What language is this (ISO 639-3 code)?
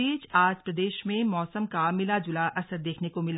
hin